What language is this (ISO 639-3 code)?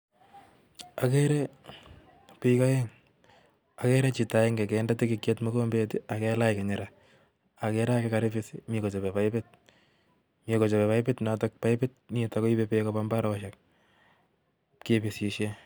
kln